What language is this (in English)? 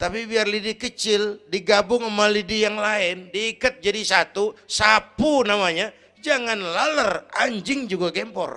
Indonesian